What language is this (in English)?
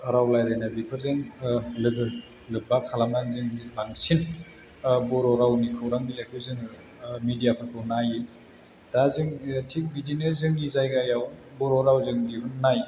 Bodo